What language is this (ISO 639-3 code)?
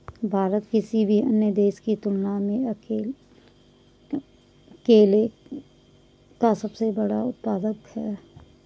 hin